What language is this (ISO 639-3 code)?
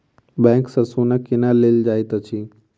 mai